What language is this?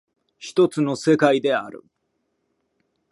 Japanese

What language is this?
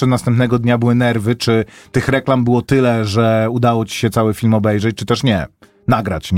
Polish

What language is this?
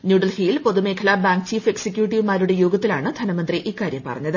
Malayalam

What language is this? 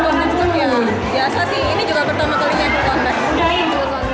Indonesian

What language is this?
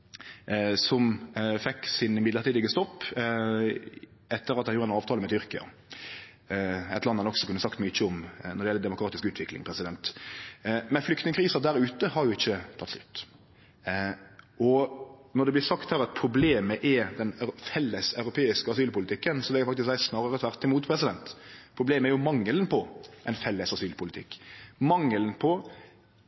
Norwegian Nynorsk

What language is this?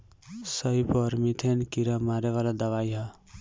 Bhojpuri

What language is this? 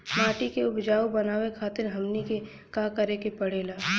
Bhojpuri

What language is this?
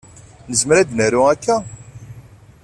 Kabyle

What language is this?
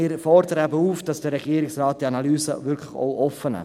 Swiss German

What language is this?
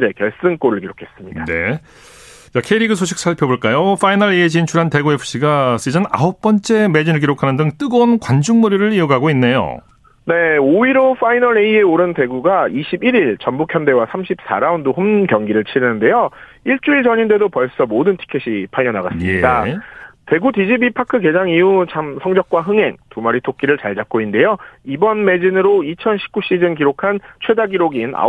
Korean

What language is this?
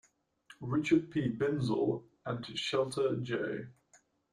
English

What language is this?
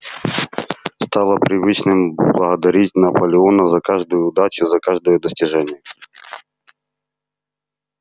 Russian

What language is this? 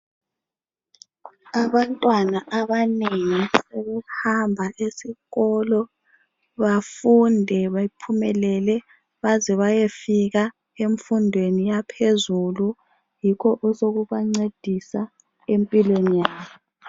North Ndebele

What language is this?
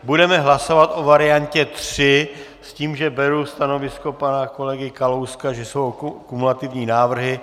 Czech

